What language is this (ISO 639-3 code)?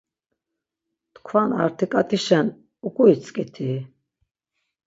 lzz